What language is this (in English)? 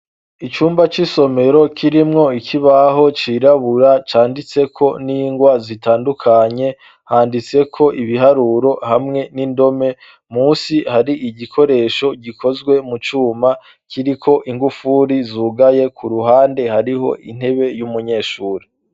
Rundi